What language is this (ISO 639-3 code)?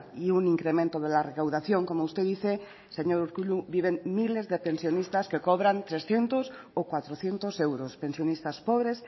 spa